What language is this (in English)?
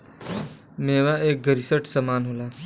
Bhojpuri